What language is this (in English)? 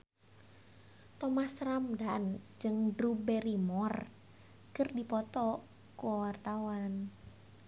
Sundanese